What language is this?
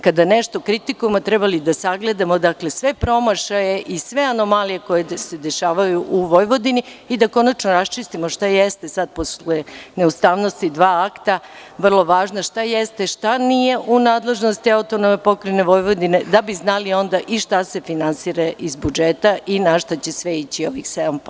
Serbian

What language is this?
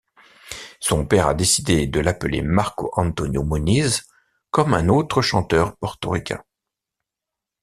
French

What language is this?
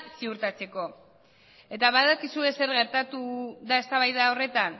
Basque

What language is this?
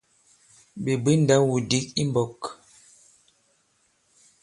Bankon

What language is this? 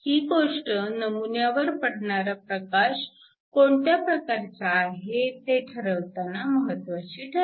Marathi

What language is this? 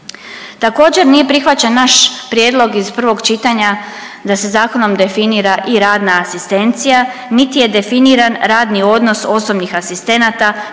Croatian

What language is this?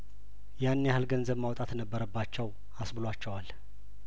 Amharic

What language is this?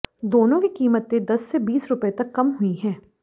Hindi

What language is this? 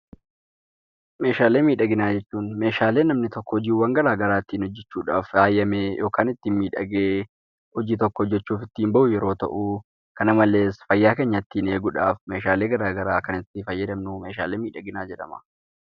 Oromo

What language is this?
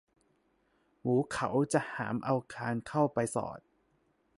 Thai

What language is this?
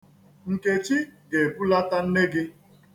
Igbo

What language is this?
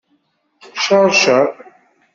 Kabyle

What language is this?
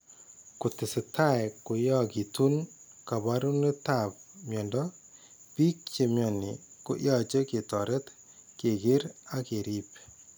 Kalenjin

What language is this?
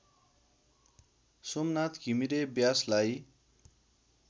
Nepali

